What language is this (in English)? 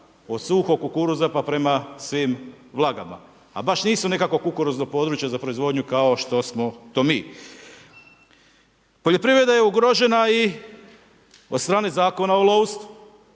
Croatian